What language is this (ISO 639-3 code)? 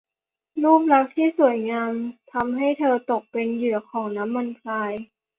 tha